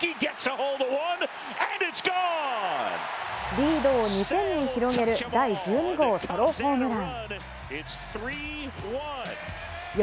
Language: Japanese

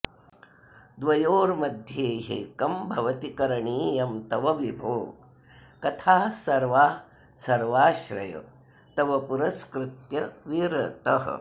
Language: Sanskrit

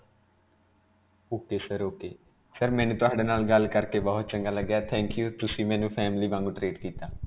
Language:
Punjabi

